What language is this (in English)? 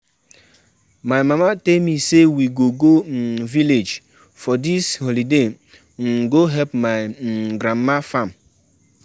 Nigerian Pidgin